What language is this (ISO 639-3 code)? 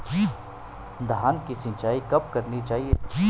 hin